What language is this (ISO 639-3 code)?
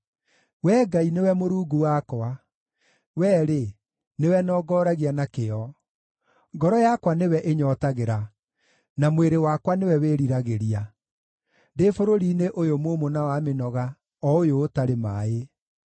kik